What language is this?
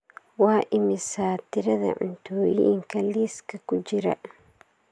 Somali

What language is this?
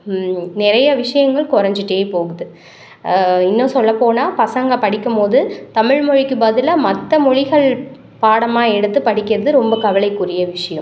Tamil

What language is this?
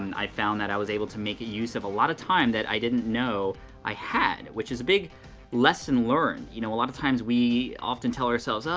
English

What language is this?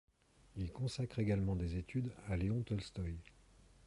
French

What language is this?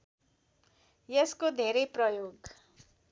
Nepali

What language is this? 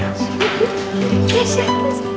Indonesian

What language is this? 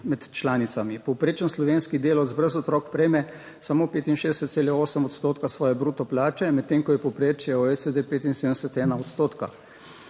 Slovenian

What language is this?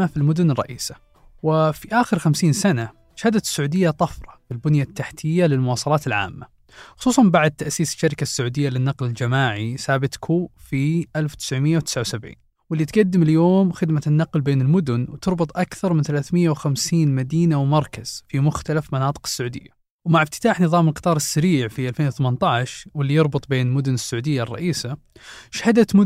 Arabic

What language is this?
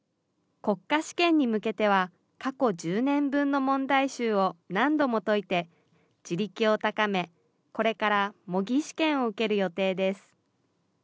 Japanese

